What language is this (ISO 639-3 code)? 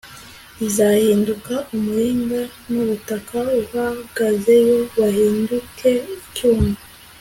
kin